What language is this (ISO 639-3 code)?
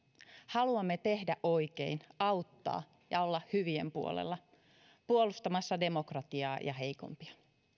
fin